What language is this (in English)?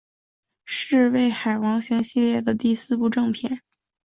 Chinese